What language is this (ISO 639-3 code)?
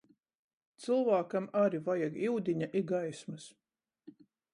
ltg